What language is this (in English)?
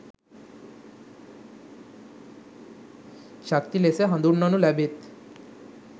Sinhala